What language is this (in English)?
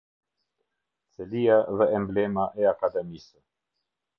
Albanian